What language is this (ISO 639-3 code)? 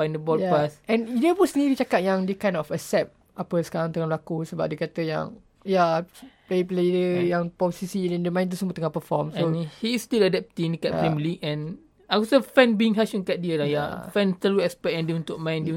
msa